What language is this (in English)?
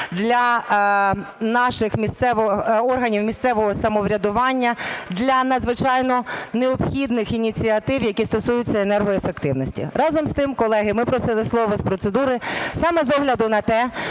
Ukrainian